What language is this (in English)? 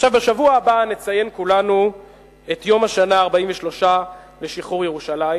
Hebrew